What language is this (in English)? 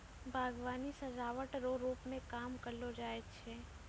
Maithili